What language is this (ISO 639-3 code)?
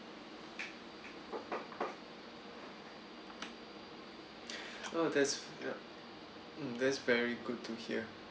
eng